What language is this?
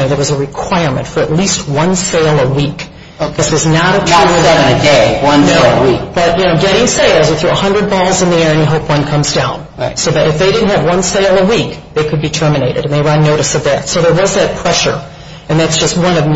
English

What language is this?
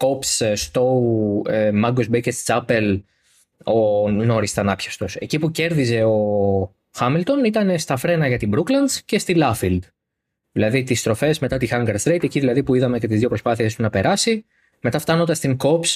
Greek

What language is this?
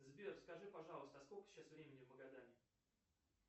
Russian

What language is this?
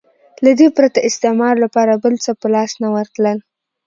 Pashto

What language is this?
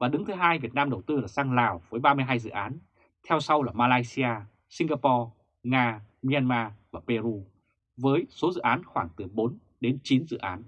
Vietnamese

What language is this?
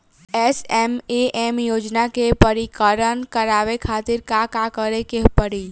Bhojpuri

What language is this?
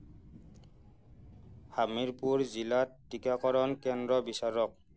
Assamese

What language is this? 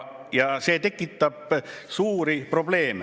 Estonian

